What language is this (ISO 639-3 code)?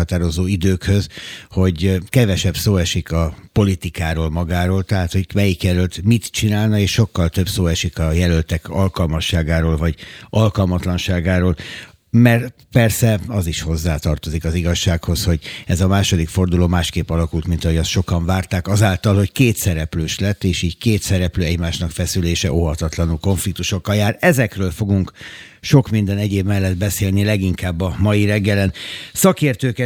hun